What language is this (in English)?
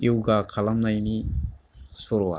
Bodo